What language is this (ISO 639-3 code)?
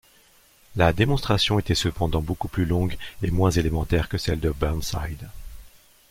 fra